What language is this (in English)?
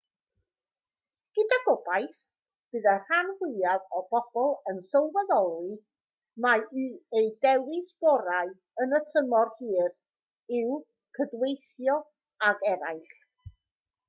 Welsh